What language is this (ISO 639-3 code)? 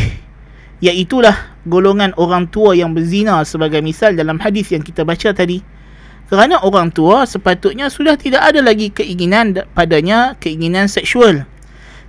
msa